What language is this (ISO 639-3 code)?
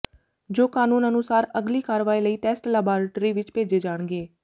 pan